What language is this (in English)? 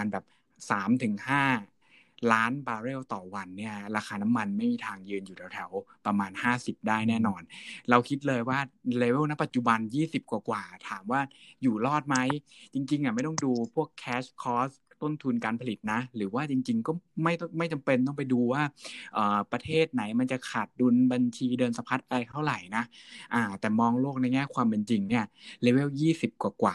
Thai